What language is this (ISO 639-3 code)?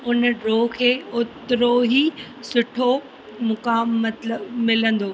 snd